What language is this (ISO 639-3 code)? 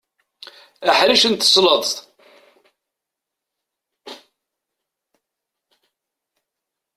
kab